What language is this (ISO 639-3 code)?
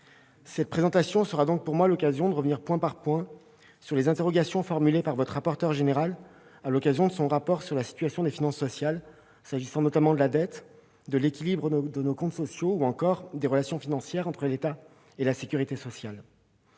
fra